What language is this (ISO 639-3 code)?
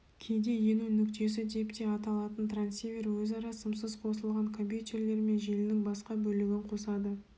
kaz